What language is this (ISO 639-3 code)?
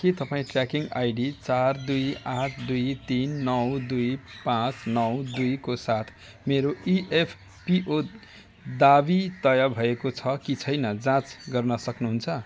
nep